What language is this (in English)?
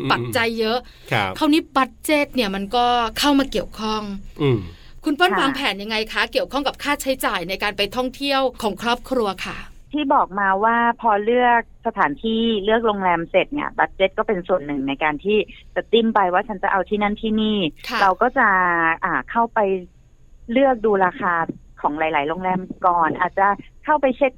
Thai